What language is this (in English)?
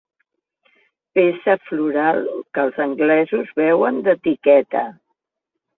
Catalan